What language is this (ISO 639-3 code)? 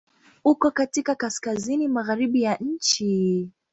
swa